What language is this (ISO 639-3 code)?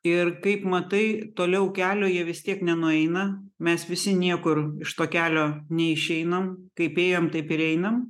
lit